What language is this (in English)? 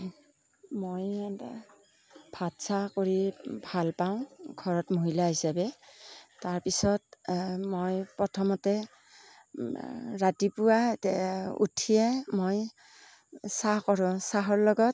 Assamese